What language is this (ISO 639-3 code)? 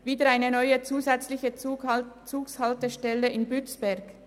gsw